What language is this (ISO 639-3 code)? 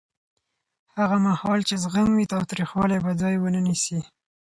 pus